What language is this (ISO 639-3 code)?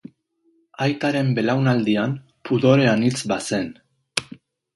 eus